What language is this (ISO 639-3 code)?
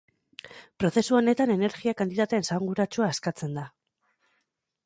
eus